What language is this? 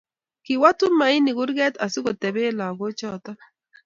Kalenjin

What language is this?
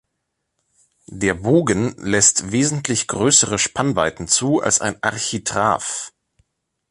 German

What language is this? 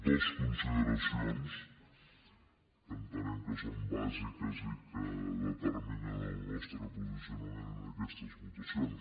Catalan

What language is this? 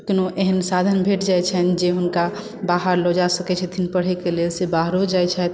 Maithili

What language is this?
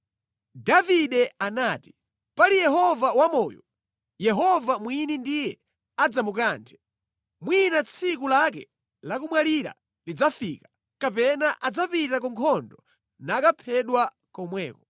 Nyanja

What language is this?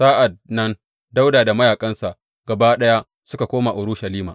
Hausa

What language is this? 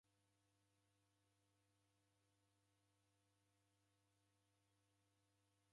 Taita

